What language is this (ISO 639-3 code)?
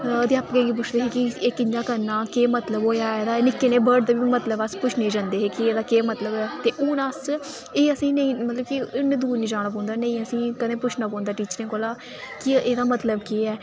doi